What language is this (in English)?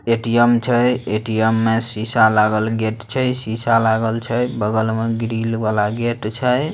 Magahi